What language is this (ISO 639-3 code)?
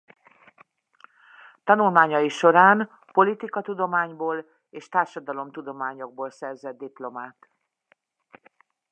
hun